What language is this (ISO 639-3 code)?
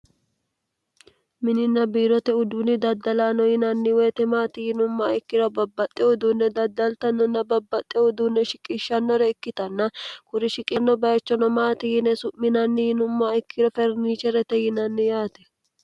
sid